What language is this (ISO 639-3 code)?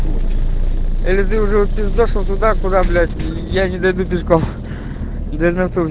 rus